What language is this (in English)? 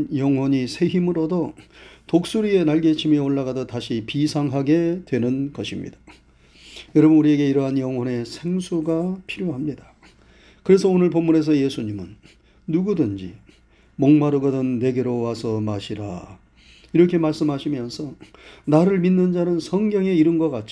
Korean